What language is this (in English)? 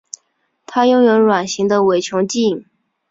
Chinese